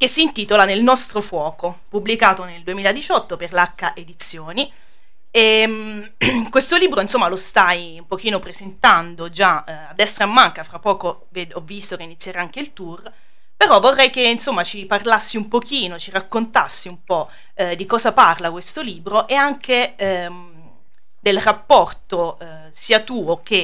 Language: Italian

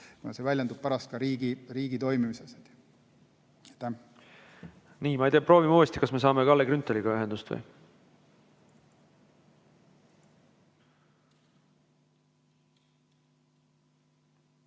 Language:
Estonian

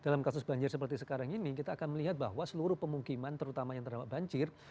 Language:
Indonesian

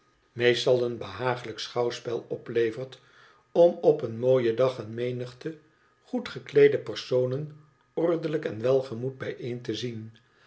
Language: Dutch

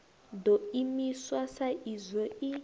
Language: Venda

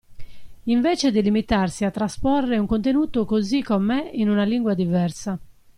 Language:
Italian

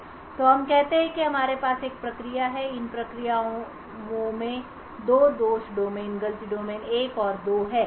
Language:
Hindi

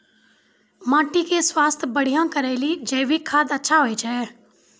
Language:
Maithili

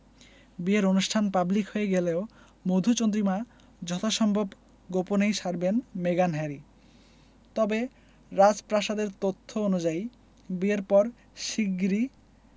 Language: Bangla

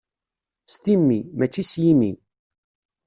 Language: Kabyle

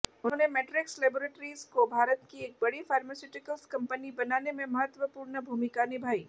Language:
Hindi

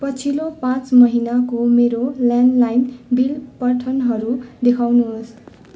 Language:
Nepali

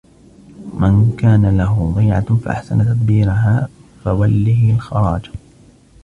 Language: Arabic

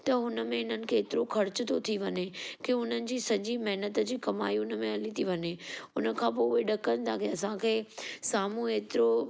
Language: Sindhi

